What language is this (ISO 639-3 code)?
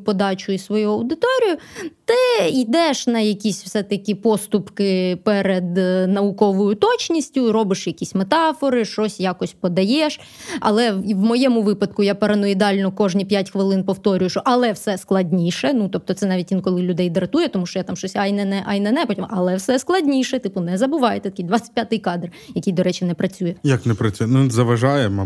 ukr